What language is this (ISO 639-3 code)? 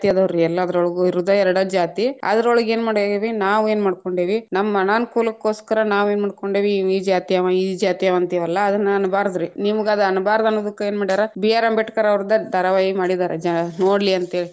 kan